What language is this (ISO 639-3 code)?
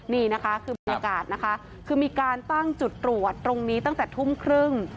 tha